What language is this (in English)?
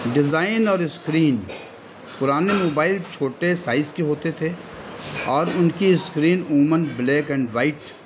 Urdu